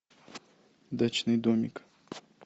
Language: Russian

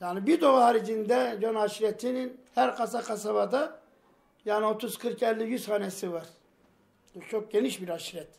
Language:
Turkish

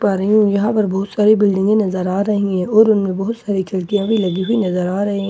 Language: Hindi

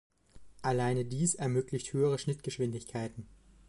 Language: German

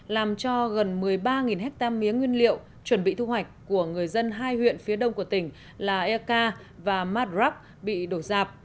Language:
Vietnamese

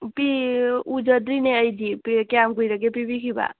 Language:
Manipuri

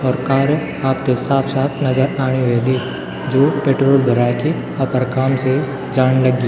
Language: Garhwali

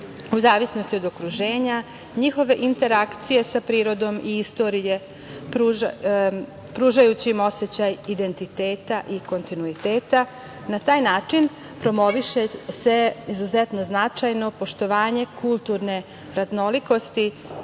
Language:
Serbian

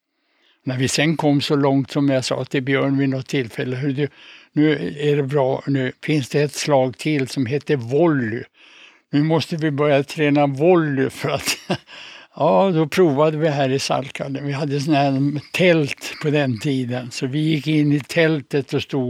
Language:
Swedish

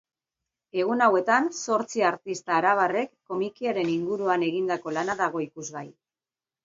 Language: Basque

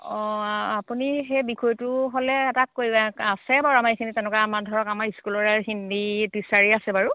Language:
Assamese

